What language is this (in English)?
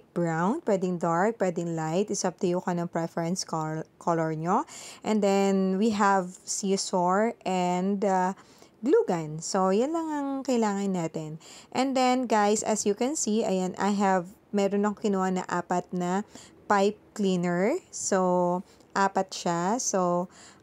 Filipino